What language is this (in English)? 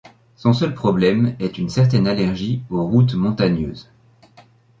French